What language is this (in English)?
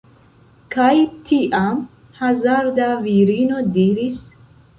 Esperanto